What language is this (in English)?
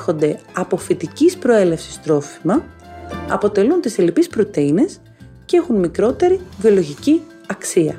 Greek